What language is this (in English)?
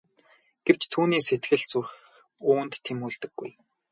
Mongolian